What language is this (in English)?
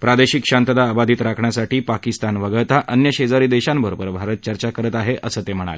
Marathi